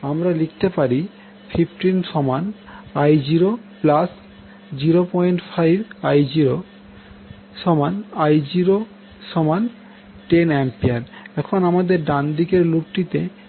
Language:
Bangla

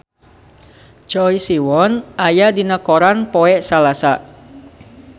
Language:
Sundanese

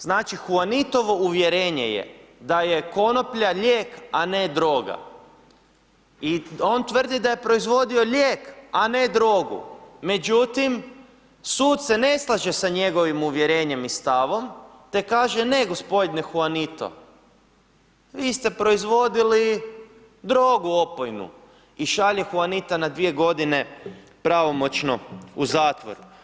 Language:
Croatian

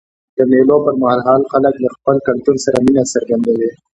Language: Pashto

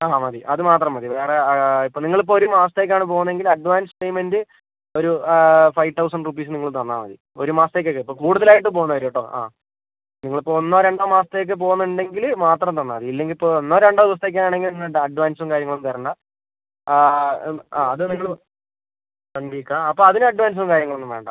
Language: Malayalam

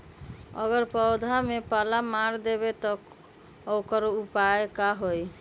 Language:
Magahi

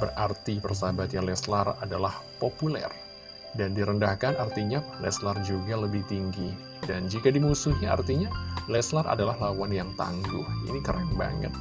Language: Indonesian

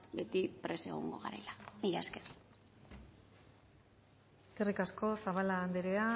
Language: Basque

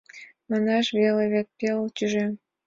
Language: Mari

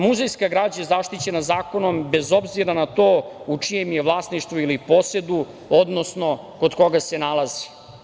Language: Serbian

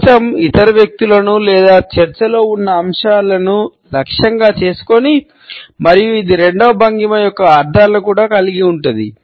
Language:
Telugu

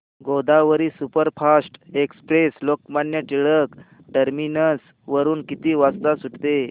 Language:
Marathi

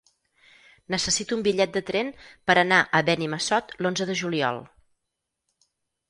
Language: Catalan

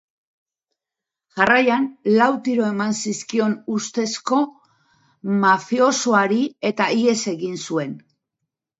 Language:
Basque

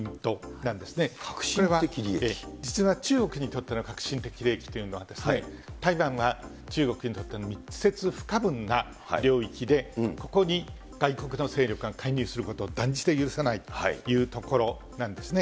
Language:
Japanese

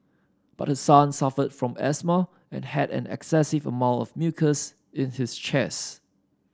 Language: English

